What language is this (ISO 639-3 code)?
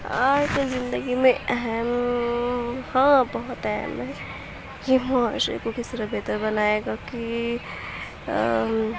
urd